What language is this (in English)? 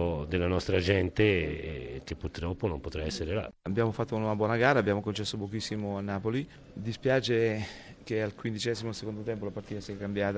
Italian